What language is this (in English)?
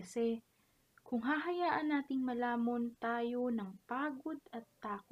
Filipino